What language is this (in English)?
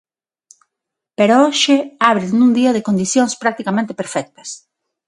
Galician